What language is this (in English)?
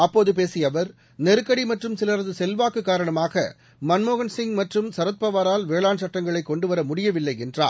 Tamil